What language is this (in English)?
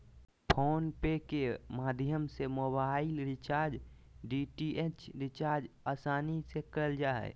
Magahi